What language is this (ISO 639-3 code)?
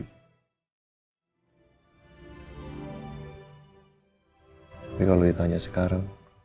ind